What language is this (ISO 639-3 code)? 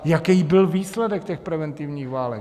ces